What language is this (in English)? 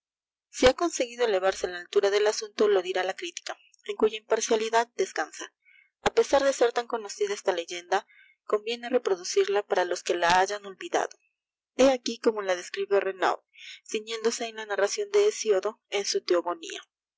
Spanish